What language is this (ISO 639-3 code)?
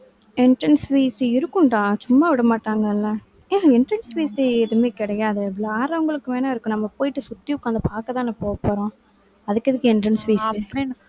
tam